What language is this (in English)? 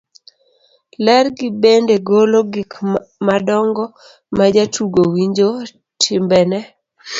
Luo (Kenya and Tanzania)